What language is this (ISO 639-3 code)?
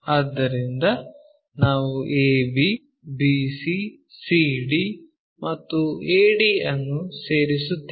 kan